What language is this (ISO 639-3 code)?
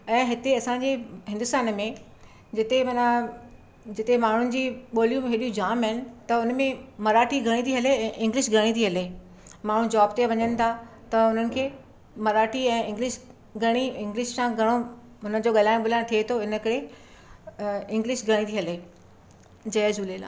snd